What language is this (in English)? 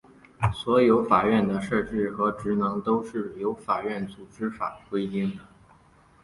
Chinese